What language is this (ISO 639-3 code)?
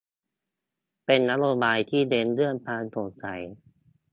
tha